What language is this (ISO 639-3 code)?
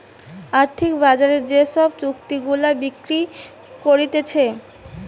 ben